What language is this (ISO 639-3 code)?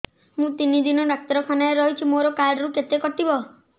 ori